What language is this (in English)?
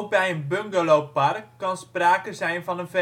Dutch